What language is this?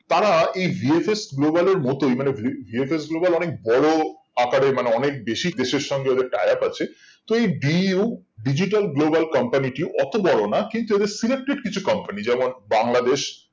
Bangla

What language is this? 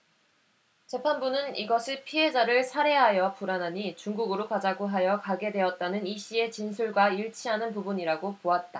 Korean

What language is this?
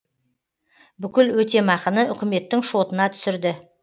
Kazakh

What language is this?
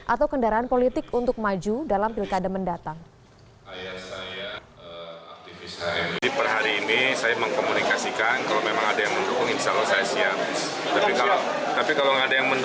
Indonesian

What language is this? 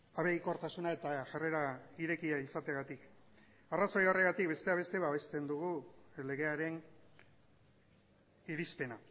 Basque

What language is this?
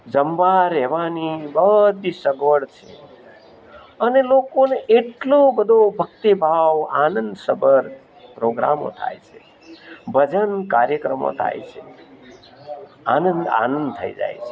Gujarati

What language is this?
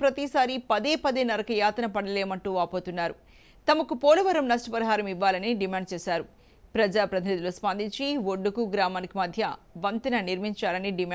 Hindi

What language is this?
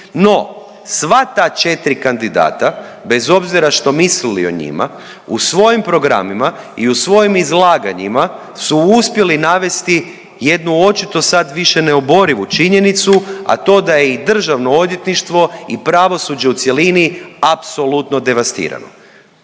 Croatian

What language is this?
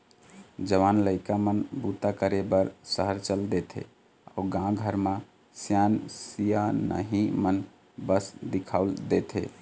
Chhattisgarhi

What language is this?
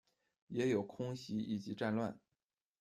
Chinese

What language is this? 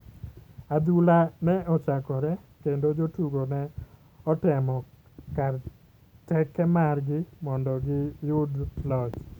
Luo (Kenya and Tanzania)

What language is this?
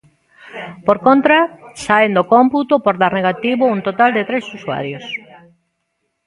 Galician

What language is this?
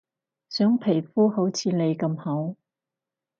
Cantonese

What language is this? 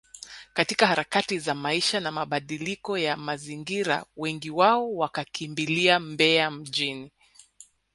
Swahili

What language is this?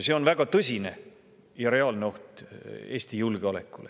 Estonian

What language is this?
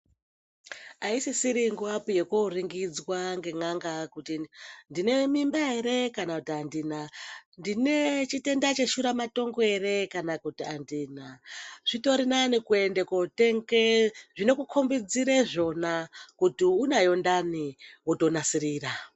Ndau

